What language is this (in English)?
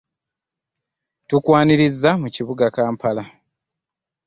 Ganda